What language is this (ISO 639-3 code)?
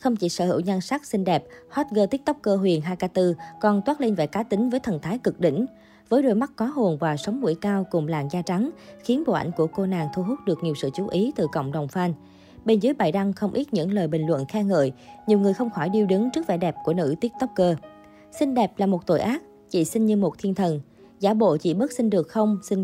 vie